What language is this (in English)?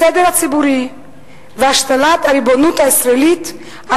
Hebrew